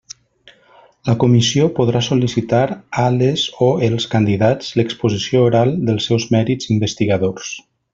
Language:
Catalan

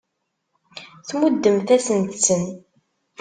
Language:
Kabyle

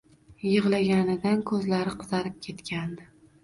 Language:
Uzbek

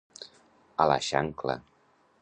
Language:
Catalan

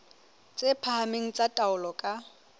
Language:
Southern Sotho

